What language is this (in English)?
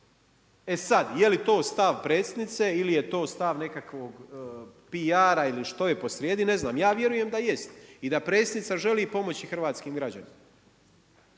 Croatian